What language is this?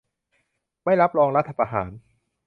Thai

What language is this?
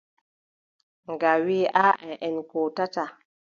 Adamawa Fulfulde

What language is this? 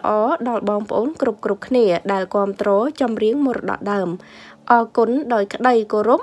Thai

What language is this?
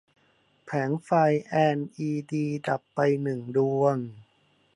Thai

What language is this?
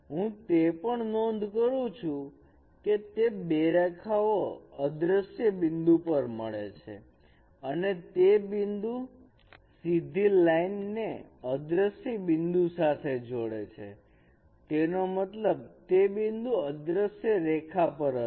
Gujarati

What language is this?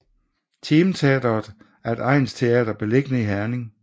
Danish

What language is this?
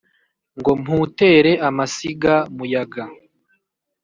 Kinyarwanda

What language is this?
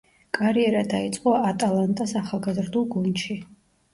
Georgian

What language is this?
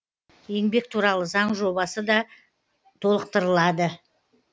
Kazakh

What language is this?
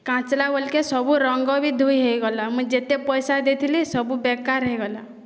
Odia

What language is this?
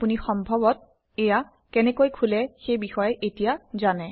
Assamese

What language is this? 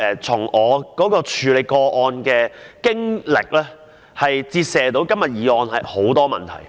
Cantonese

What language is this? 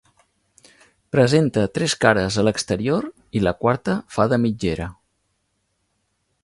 Catalan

